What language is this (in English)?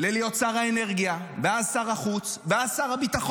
Hebrew